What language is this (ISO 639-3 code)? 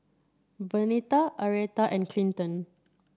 eng